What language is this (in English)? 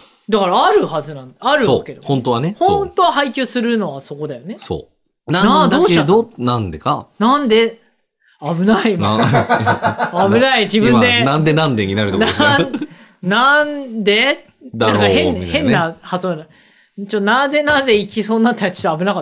Japanese